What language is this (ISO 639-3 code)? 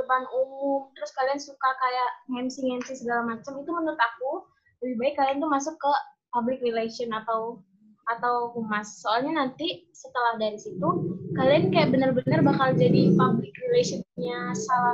ind